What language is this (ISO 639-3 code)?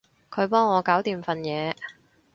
yue